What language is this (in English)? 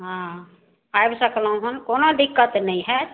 Maithili